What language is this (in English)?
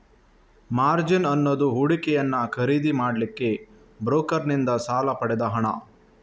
Kannada